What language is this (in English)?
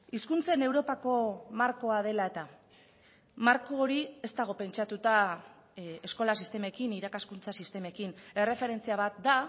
Basque